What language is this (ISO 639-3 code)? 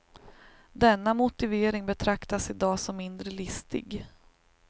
swe